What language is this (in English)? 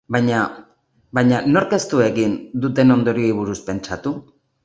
Basque